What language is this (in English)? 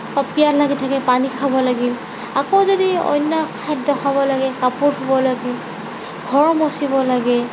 Assamese